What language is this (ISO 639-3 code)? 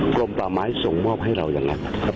tha